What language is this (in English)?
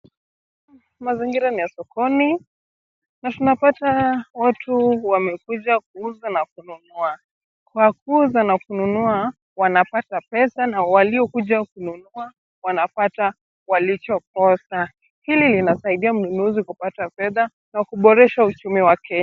Swahili